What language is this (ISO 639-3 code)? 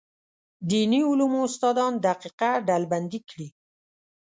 pus